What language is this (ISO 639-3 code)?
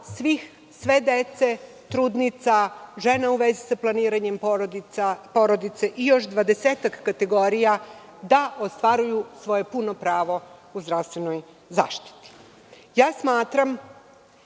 srp